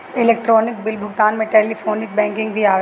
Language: Bhojpuri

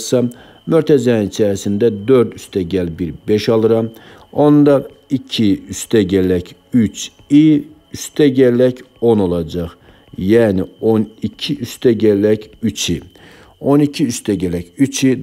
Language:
Turkish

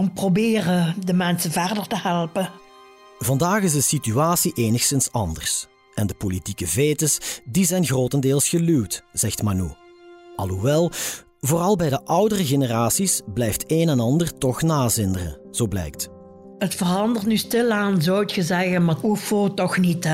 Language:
Dutch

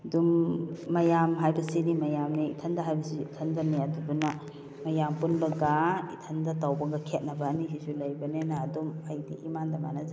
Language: Manipuri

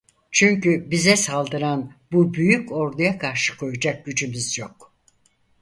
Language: Turkish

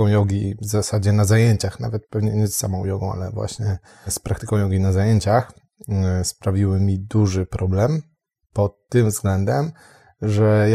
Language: Polish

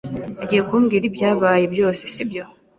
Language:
Kinyarwanda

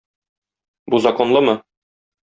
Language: Tatar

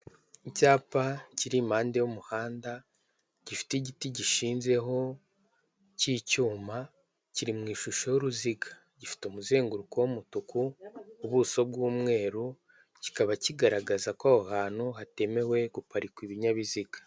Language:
Kinyarwanda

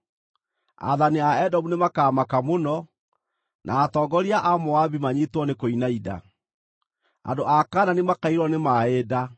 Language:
Kikuyu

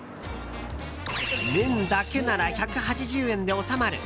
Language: Japanese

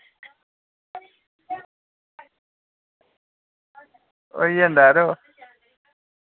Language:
Dogri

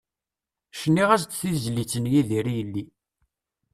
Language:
Kabyle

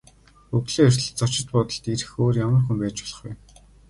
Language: Mongolian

